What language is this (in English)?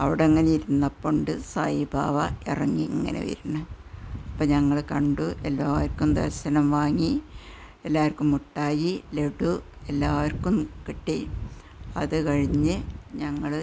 Malayalam